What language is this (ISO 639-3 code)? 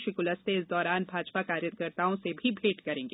hin